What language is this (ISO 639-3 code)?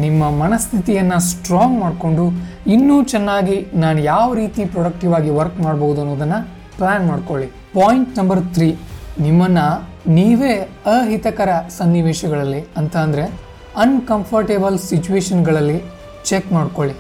kan